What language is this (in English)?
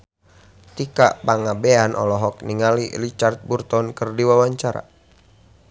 Sundanese